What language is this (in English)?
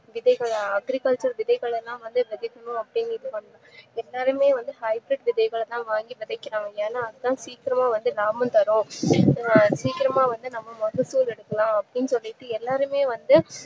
Tamil